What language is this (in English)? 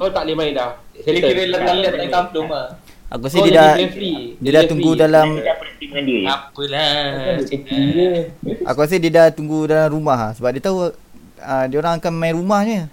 Malay